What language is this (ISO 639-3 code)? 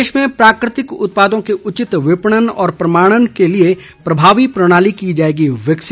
hin